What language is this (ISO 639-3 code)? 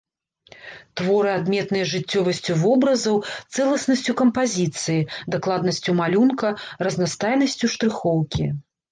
bel